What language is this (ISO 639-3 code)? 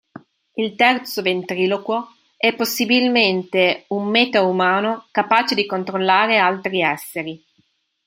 ita